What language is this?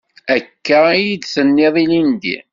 Kabyle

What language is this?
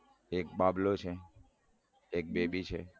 Gujarati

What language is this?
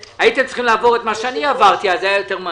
Hebrew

